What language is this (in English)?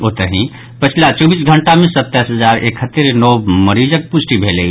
Maithili